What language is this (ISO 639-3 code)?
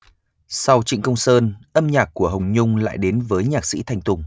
vie